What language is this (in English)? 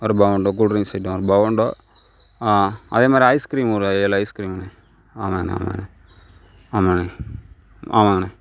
Tamil